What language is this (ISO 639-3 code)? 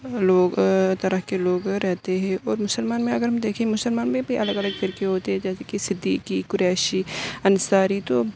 urd